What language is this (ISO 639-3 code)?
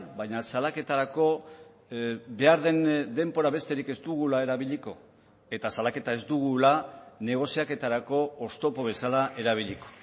eus